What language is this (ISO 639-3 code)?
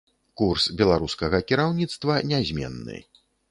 bel